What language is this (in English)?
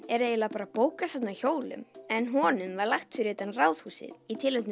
Icelandic